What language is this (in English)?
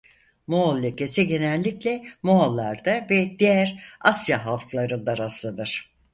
Turkish